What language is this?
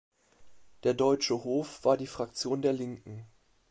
German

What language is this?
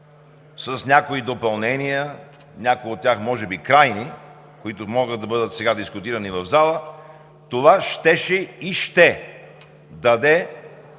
Bulgarian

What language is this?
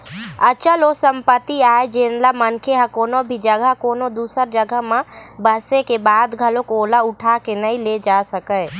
Chhattisgarhi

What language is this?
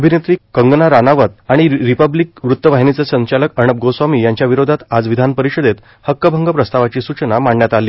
Marathi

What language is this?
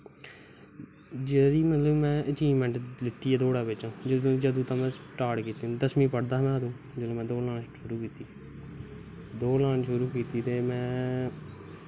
Dogri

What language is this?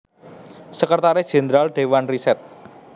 Javanese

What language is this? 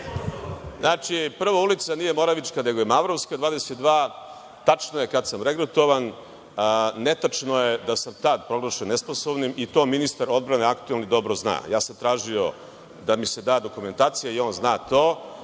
Serbian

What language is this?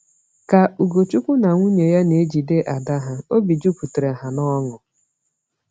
Igbo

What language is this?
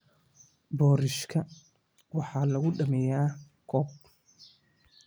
Somali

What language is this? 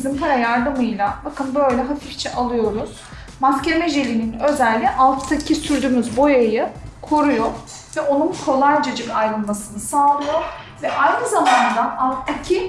Turkish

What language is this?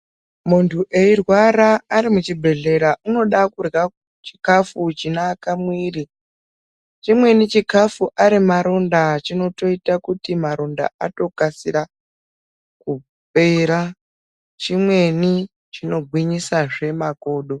Ndau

